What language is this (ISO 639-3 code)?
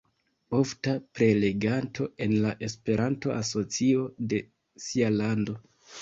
epo